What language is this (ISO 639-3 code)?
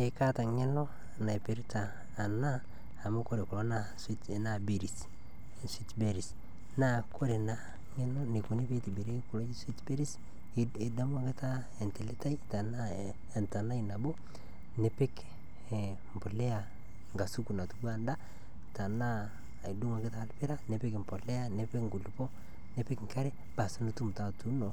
mas